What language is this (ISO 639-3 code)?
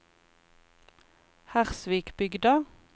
nor